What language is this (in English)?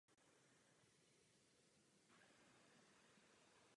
Czech